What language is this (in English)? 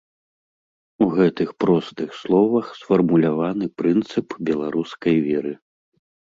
Belarusian